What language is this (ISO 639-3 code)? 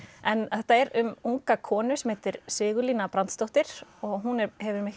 isl